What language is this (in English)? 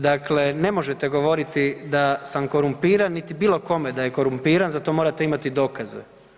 Croatian